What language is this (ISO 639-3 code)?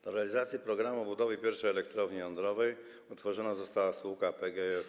pol